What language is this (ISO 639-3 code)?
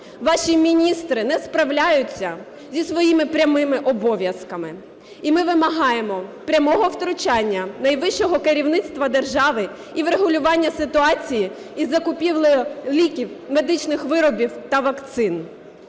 ukr